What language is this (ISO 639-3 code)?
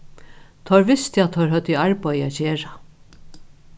fao